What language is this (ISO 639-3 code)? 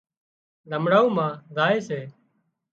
kxp